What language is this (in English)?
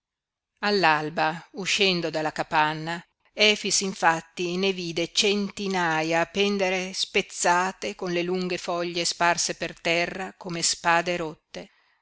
Italian